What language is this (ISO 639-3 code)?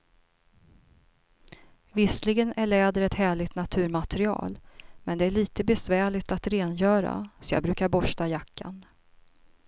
swe